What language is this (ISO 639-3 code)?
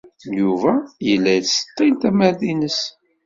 kab